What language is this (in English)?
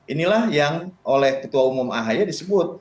Indonesian